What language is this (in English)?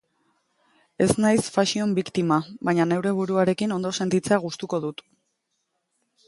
Basque